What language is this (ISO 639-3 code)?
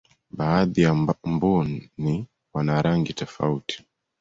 swa